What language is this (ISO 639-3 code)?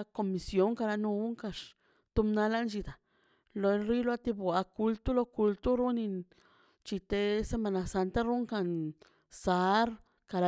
zpy